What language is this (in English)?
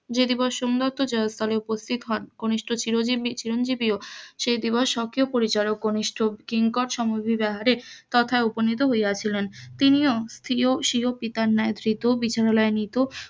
Bangla